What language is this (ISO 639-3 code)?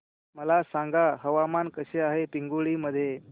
mar